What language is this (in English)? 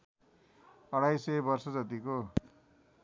Nepali